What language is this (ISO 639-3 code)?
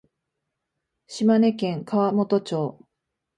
jpn